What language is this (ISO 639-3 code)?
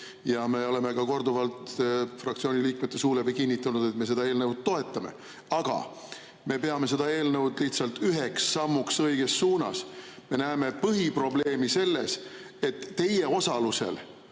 est